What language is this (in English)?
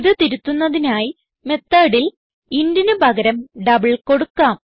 Malayalam